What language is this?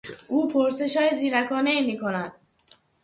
Persian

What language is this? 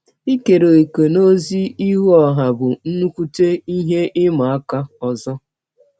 Igbo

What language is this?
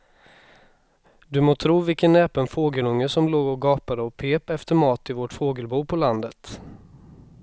Swedish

